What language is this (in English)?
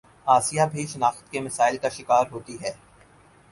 Urdu